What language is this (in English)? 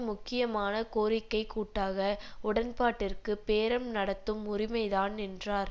Tamil